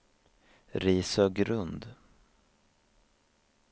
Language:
Swedish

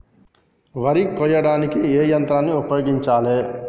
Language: Telugu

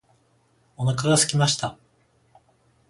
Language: Japanese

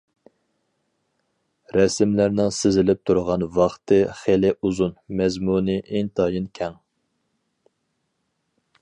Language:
Uyghur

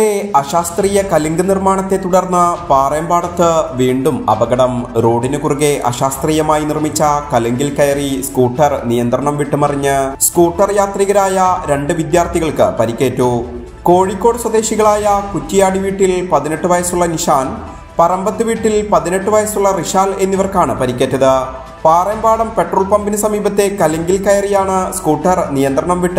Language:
Romanian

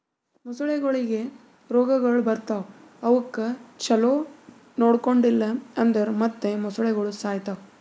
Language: Kannada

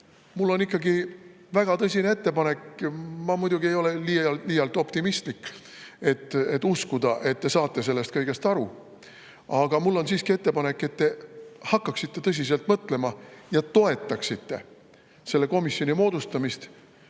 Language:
Estonian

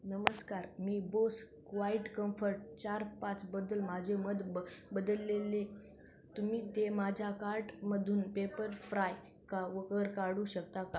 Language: Marathi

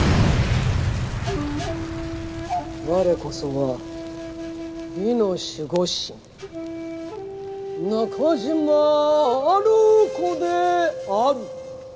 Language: Japanese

